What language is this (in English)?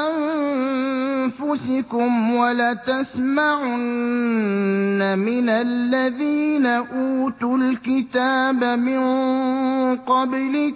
Arabic